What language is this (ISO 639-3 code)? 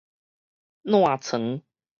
nan